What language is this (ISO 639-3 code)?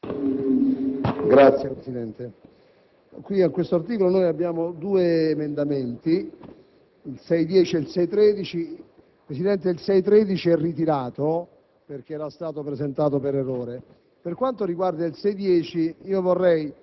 ita